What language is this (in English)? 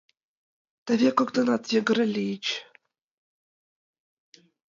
Mari